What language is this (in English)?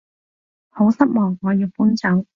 Cantonese